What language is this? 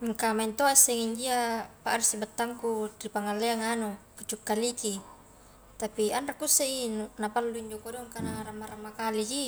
Highland Konjo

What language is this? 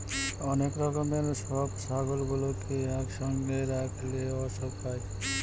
Bangla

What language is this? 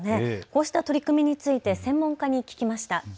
Japanese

